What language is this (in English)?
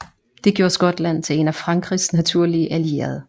Danish